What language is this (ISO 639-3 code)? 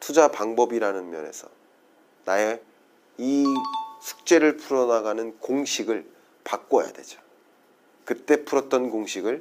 kor